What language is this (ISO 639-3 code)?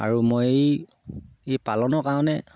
asm